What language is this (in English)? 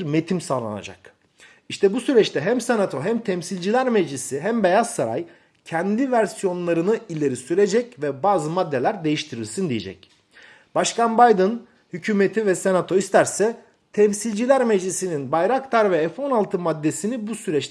Turkish